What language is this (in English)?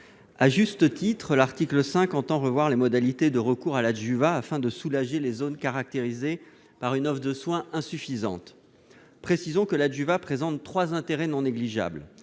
French